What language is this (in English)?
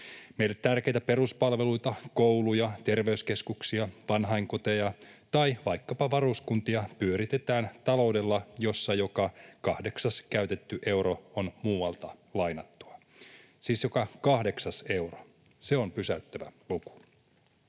Finnish